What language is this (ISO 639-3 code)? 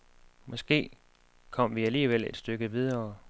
dan